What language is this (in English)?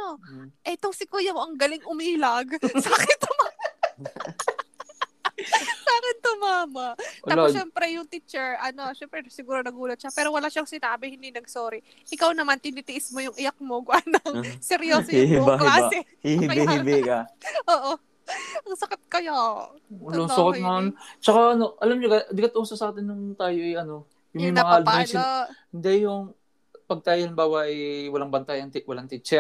Filipino